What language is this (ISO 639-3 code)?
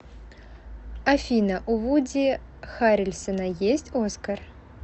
rus